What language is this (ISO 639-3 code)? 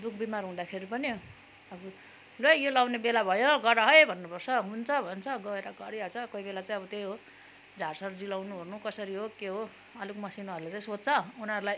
nep